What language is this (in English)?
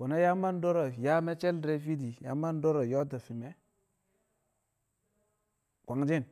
Kamo